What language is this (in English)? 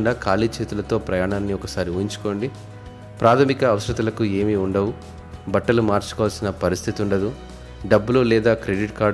Telugu